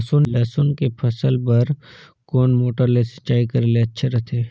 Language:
Chhattisgarhi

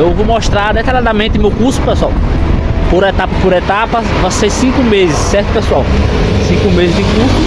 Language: Portuguese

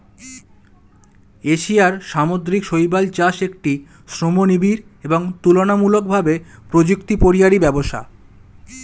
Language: Bangla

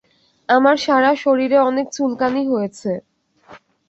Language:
Bangla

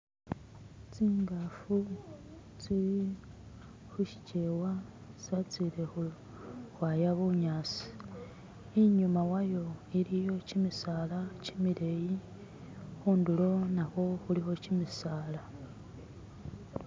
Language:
Masaaba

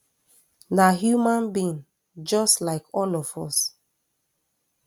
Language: Nigerian Pidgin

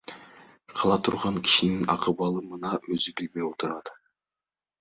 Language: Kyrgyz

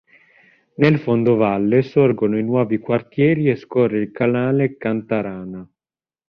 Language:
Italian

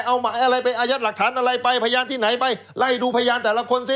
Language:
Thai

